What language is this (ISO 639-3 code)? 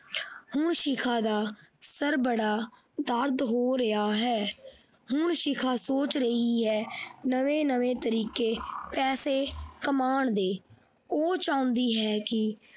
pan